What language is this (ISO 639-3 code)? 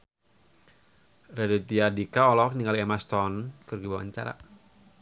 sun